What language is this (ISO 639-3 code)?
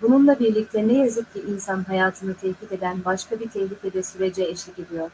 tur